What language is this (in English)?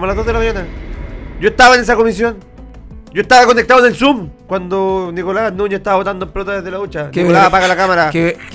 Spanish